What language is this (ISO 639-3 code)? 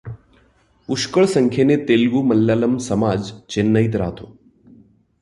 mar